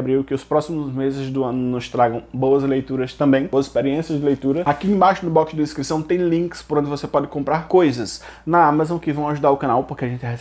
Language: Portuguese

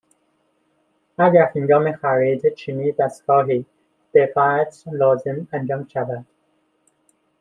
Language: Persian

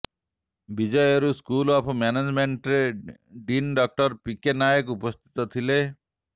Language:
Odia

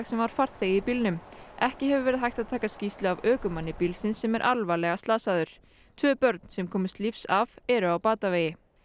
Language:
Icelandic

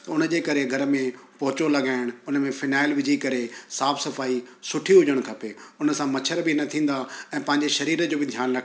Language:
Sindhi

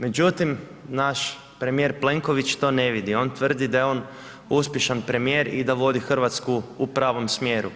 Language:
Croatian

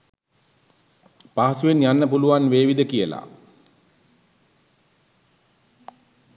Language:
Sinhala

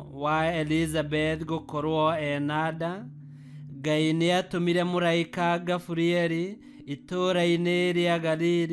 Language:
Romanian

